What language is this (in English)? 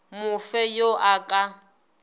Northern Sotho